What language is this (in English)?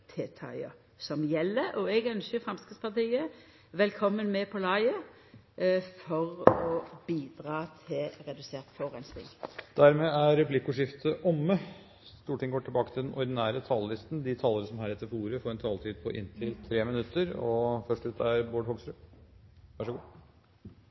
Norwegian